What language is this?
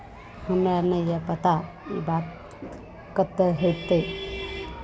Maithili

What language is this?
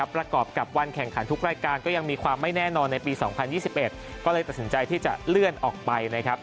Thai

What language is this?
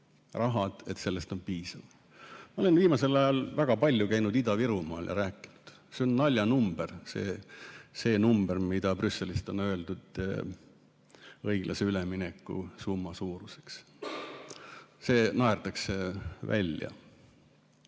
Estonian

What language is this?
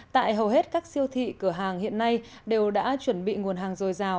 Vietnamese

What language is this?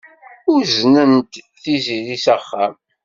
Kabyle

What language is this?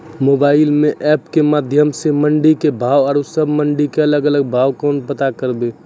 Maithili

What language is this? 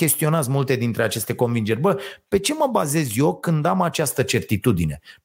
Romanian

